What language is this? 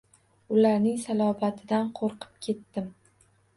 Uzbek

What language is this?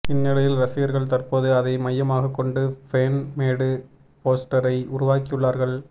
Tamil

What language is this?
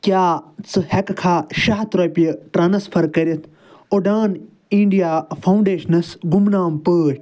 Kashmiri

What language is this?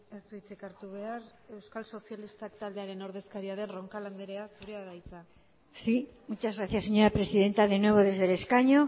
Basque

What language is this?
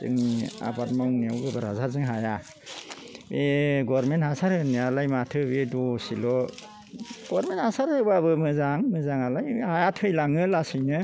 Bodo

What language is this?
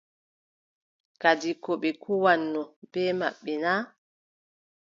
Adamawa Fulfulde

